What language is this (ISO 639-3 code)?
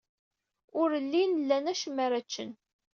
kab